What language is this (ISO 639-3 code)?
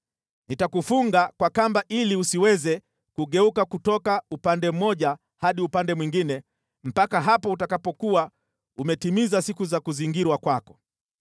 swa